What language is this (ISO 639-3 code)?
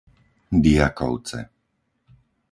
slk